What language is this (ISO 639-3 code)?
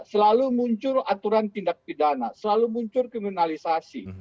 ind